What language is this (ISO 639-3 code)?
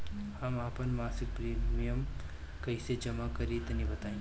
bho